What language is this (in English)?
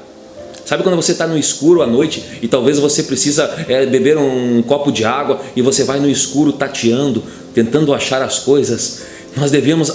Portuguese